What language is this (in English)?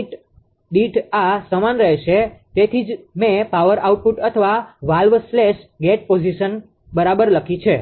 Gujarati